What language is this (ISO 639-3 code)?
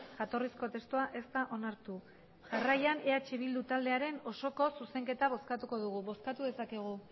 eus